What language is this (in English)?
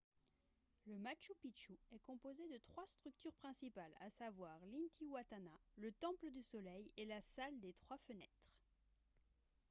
French